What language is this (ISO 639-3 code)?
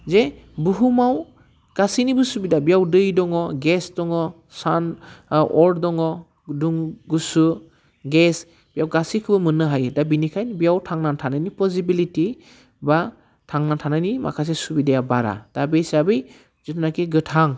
brx